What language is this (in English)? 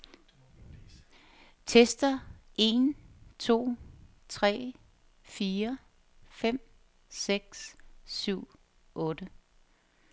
Danish